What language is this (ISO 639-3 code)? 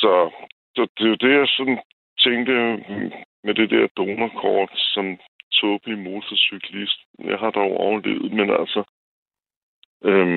dan